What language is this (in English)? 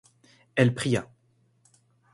French